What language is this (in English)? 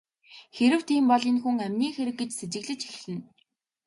Mongolian